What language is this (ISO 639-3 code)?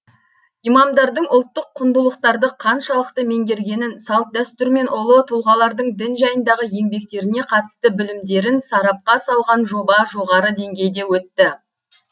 kaz